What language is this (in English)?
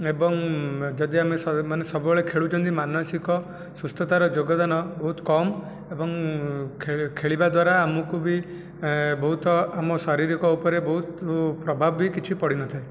Odia